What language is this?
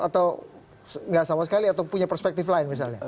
Indonesian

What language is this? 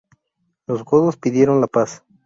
Spanish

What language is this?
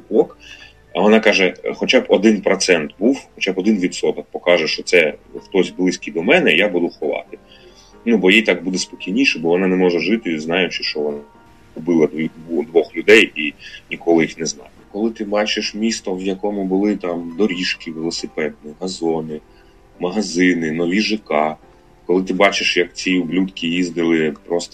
Ukrainian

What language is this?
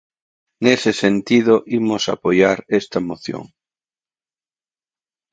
Galician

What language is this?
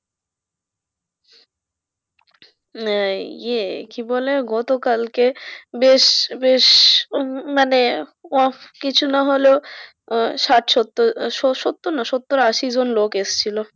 Bangla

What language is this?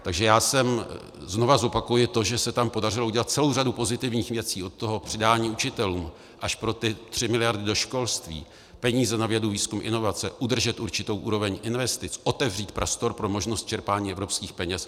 Czech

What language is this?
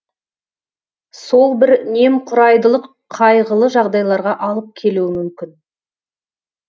Kazakh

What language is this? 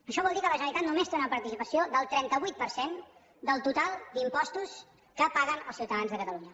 Catalan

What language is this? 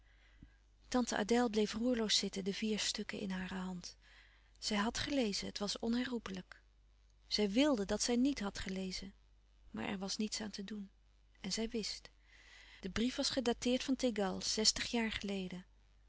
Dutch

